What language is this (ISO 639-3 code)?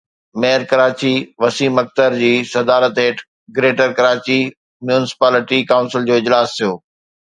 snd